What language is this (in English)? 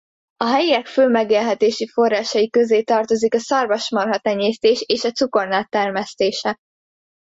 Hungarian